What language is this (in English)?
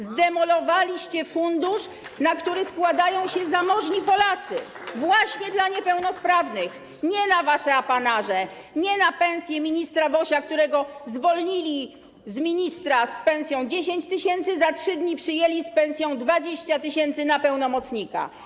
Polish